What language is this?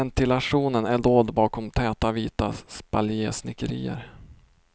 Swedish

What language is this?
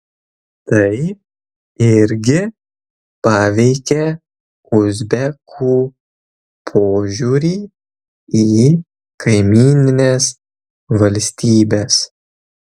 Lithuanian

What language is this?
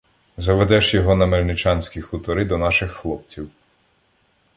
Ukrainian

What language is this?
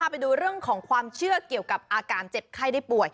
Thai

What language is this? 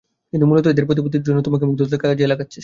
Bangla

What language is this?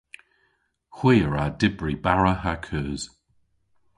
Cornish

